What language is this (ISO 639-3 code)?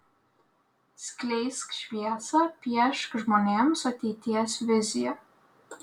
lit